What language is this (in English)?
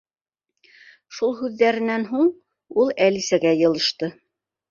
Bashkir